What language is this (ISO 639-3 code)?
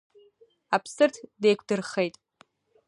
abk